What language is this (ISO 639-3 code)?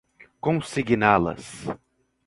por